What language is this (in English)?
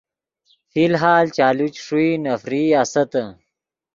Yidgha